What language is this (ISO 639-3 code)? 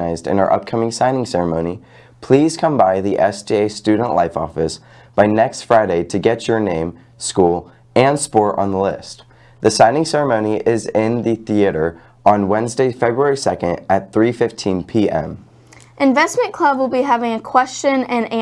eng